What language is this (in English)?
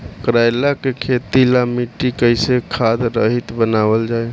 Bhojpuri